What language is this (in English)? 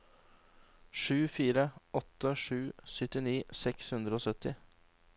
Norwegian